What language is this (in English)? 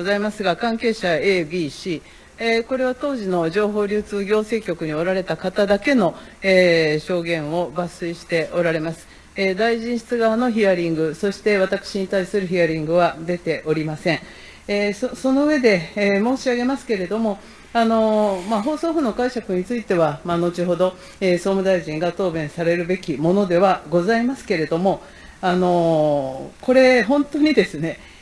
Japanese